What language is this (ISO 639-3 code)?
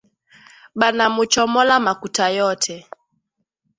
swa